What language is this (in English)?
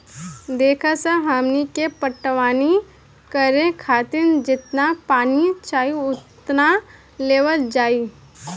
Bhojpuri